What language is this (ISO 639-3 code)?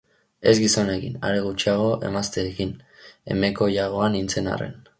eus